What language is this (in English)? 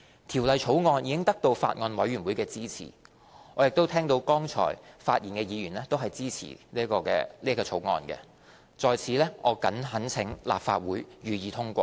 Cantonese